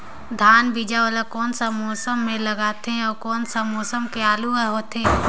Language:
Chhattisgarhi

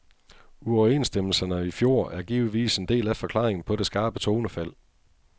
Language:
Danish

